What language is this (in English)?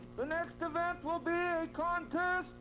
English